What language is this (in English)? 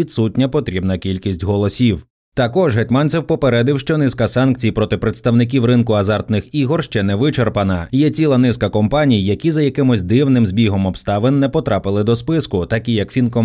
Ukrainian